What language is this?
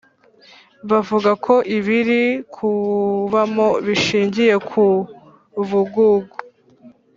Kinyarwanda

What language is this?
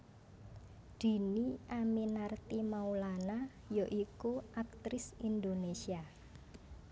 Javanese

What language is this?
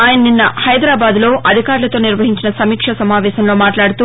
Telugu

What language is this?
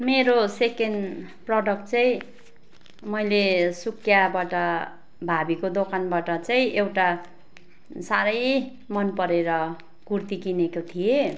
Nepali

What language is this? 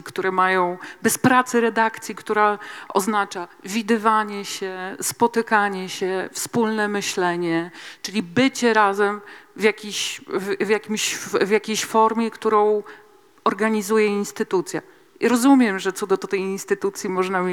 Polish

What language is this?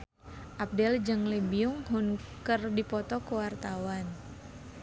Sundanese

